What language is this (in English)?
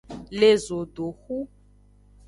Aja (Benin)